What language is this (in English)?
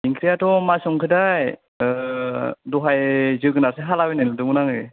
Bodo